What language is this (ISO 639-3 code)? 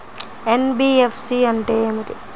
tel